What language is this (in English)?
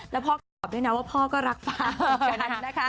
Thai